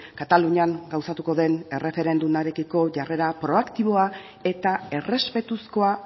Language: Basque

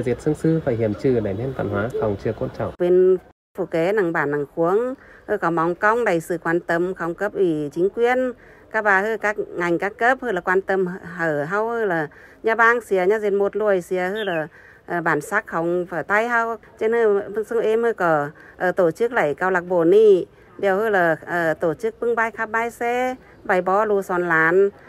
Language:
Vietnamese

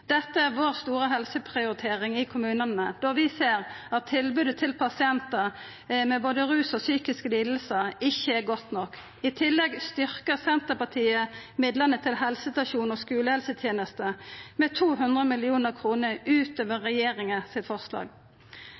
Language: Norwegian Nynorsk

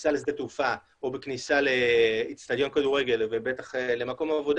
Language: Hebrew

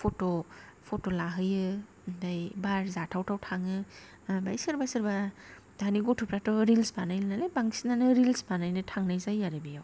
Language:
Bodo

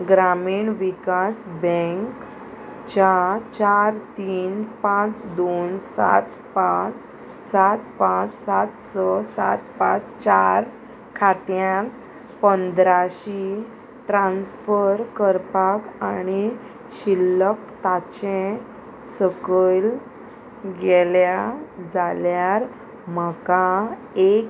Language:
Konkani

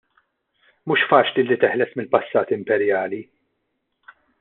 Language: Maltese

